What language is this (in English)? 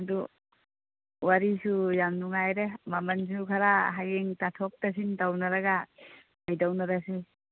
Manipuri